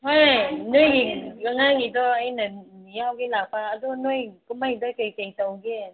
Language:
Manipuri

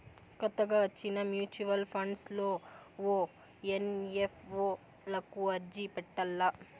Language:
Telugu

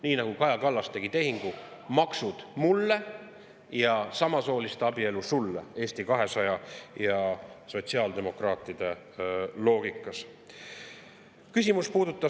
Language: Estonian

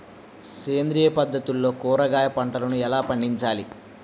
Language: Telugu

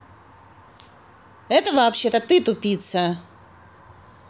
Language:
Russian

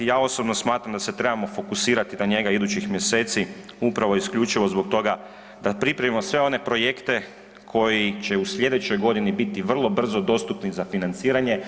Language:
Croatian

